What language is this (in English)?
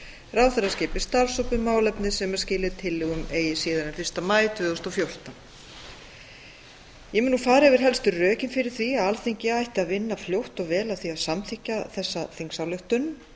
Icelandic